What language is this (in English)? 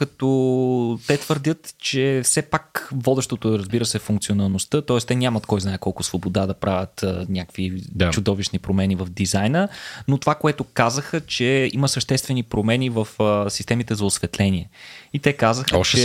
Bulgarian